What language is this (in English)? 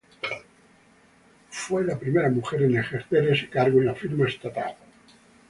Spanish